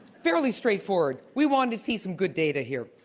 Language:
English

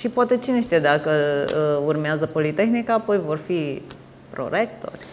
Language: Romanian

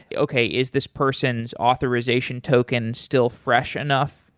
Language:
English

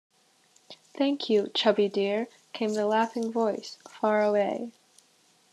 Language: English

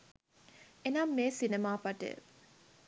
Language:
Sinhala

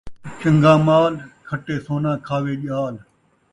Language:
Saraiki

